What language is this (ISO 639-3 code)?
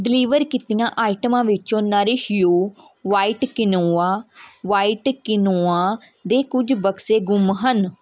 pan